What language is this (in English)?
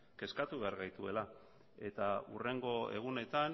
Basque